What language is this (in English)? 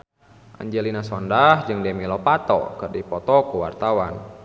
Sundanese